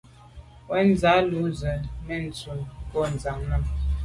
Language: Medumba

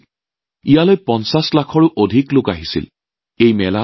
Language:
Assamese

